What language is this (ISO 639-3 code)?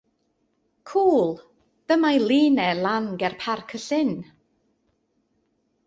cym